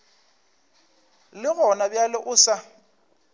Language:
Northern Sotho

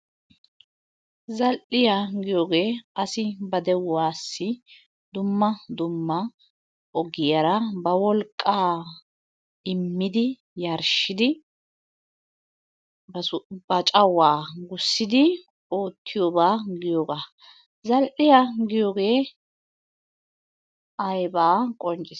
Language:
Wolaytta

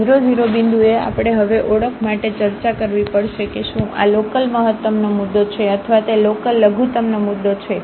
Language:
Gujarati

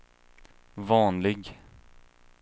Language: Swedish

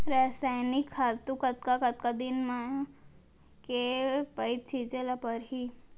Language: Chhattisgarhi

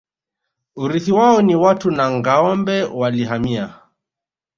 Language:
Swahili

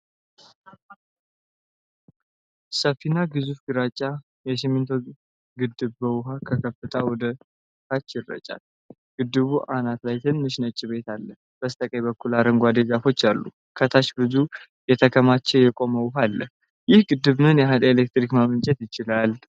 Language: Amharic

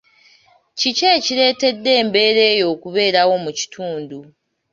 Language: Ganda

